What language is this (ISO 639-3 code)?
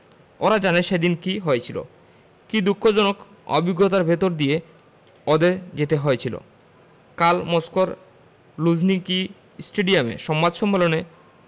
ben